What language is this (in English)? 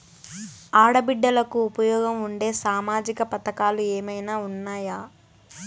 Telugu